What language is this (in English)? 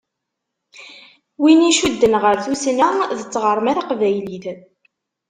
Kabyle